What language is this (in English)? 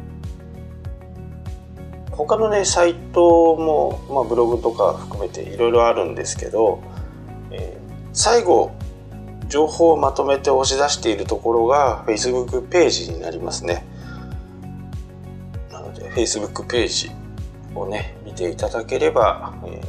Japanese